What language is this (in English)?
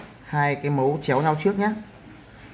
Vietnamese